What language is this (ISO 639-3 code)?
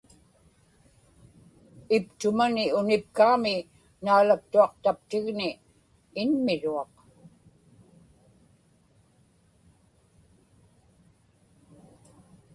ipk